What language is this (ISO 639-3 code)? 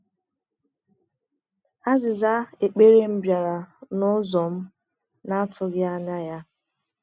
ibo